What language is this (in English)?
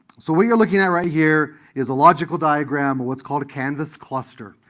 English